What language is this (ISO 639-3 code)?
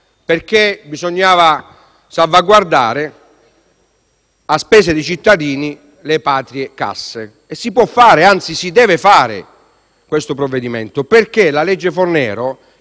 ita